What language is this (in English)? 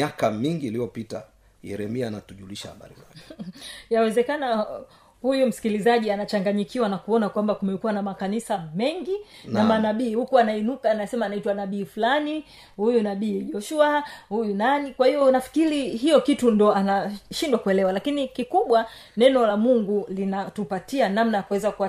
Swahili